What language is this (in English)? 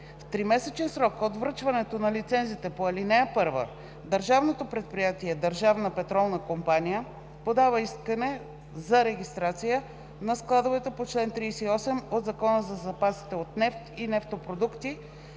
Bulgarian